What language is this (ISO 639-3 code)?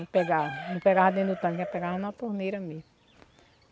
por